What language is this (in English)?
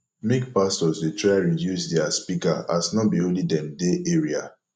Nigerian Pidgin